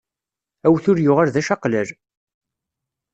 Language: Kabyle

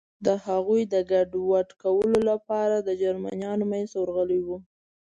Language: Pashto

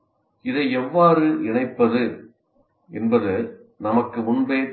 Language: Tamil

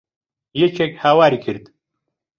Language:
Central Kurdish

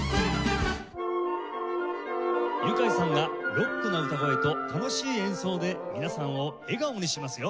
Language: Japanese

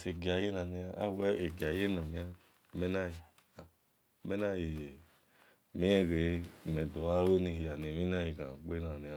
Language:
Esan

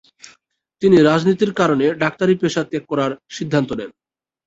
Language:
Bangla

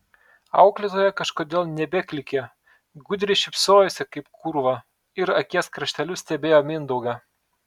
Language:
Lithuanian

